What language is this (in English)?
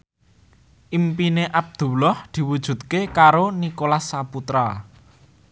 Javanese